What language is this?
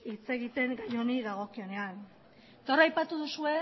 Basque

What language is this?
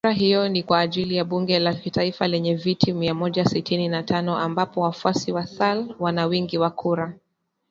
Swahili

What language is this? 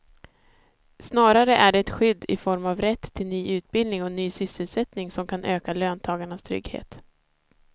Swedish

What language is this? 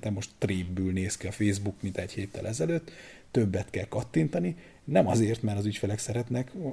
Hungarian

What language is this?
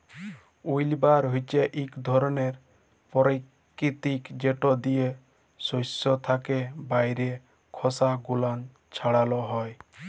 Bangla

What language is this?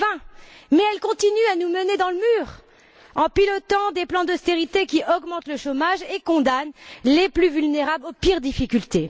French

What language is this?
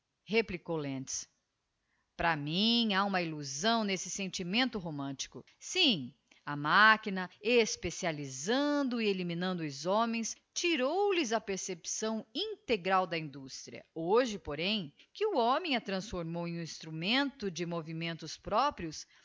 Portuguese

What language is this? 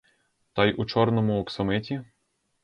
Ukrainian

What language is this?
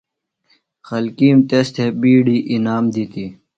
Phalura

